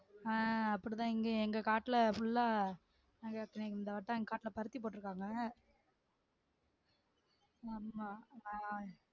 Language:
Tamil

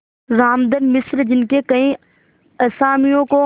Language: Hindi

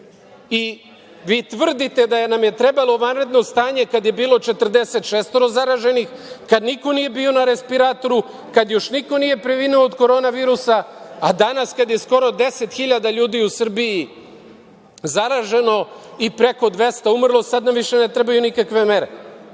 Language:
Serbian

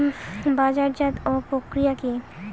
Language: Bangla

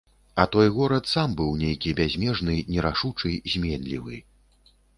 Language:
Belarusian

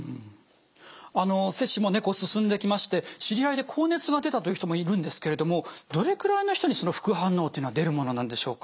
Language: Japanese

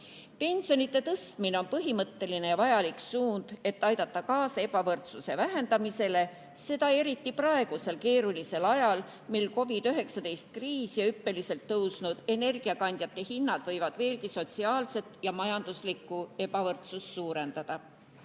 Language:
Estonian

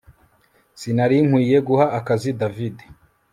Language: Kinyarwanda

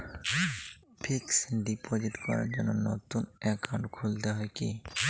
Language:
Bangla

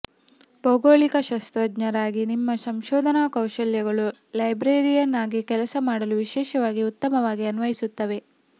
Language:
Kannada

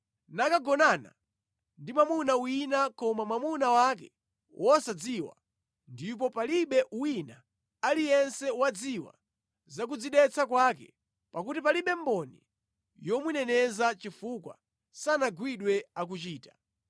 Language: Nyanja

